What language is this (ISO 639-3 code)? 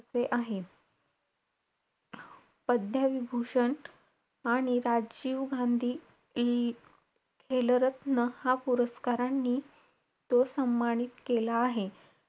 mar